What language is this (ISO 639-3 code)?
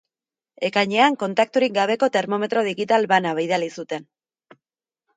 eus